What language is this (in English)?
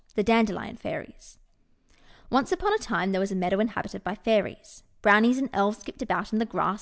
English